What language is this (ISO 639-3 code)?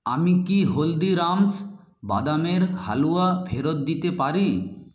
ben